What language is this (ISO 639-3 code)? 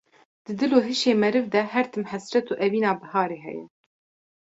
kur